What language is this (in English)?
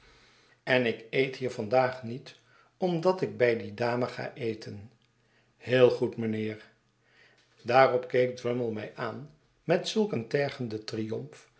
Dutch